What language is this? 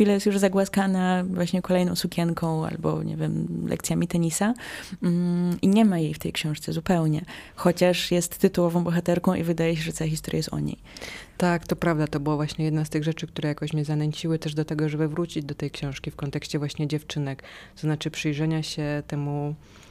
Polish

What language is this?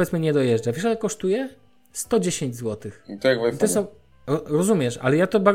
Polish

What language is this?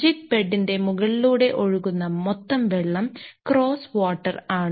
Malayalam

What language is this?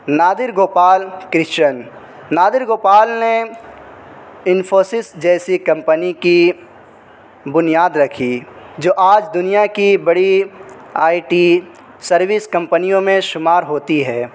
Urdu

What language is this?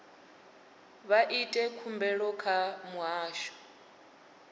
Venda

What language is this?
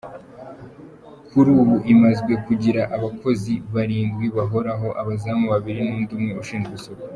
Kinyarwanda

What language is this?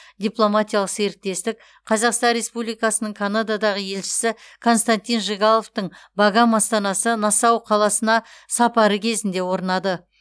Kazakh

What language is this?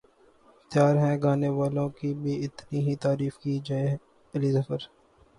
Urdu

